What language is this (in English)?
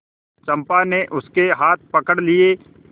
Hindi